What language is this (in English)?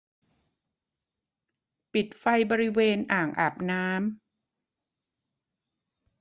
Thai